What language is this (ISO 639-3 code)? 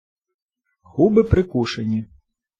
ukr